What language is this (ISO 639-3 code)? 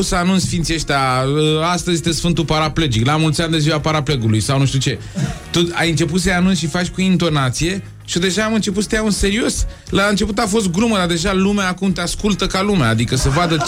ron